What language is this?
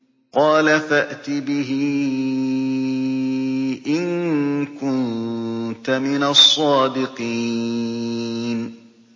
Arabic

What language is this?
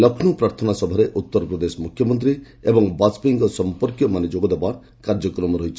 Odia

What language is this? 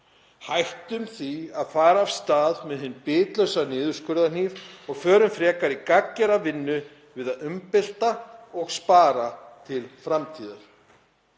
Icelandic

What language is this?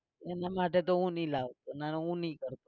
Gujarati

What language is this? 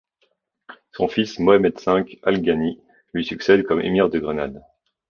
French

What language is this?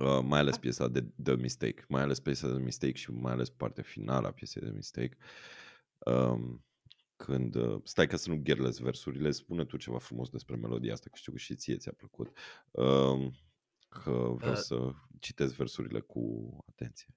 Romanian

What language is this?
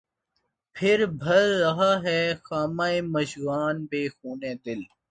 Urdu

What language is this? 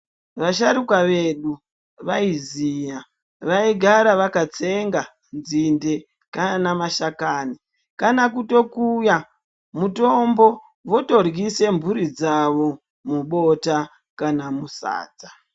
Ndau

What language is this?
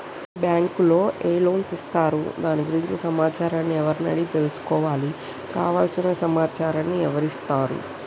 Telugu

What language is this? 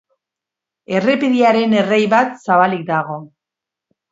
Basque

